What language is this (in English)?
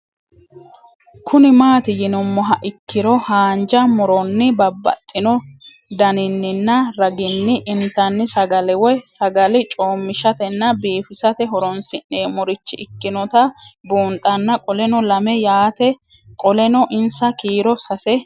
Sidamo